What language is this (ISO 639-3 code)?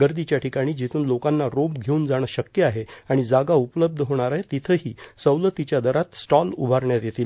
mar